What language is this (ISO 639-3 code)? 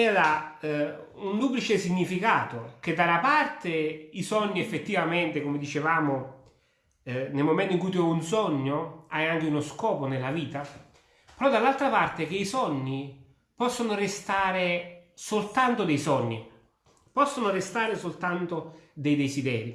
ita